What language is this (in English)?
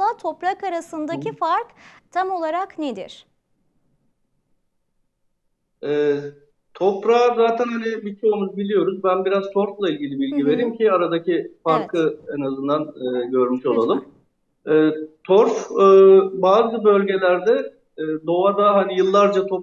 Turkish